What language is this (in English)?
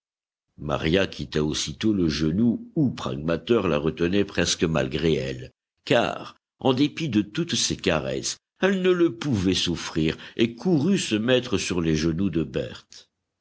French